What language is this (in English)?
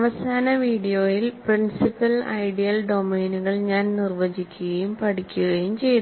Malayalam